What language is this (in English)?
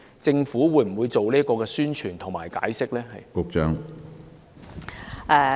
Cantonese